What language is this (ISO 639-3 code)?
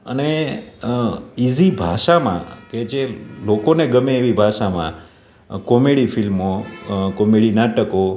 guj